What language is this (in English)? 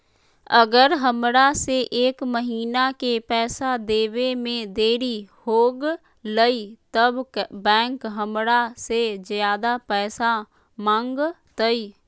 Magahi